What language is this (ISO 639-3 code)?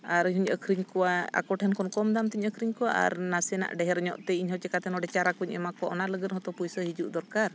sat